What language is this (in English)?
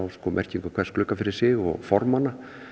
Icelandic